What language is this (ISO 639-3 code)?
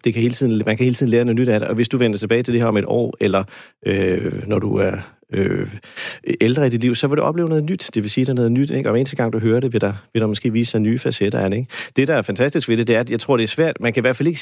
dan